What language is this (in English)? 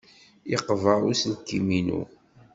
Kabyle